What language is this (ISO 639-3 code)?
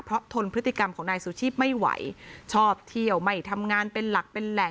tha